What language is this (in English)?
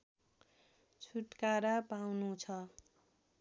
Nepali